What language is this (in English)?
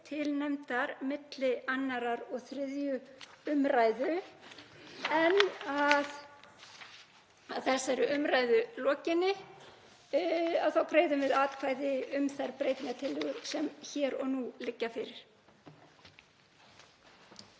Icelandic